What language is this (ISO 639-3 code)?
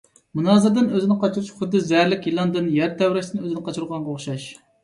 uig